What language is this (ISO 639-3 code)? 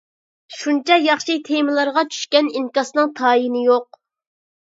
uig